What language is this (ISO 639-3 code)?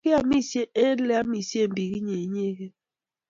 kln